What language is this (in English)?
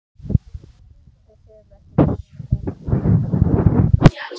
Icelandic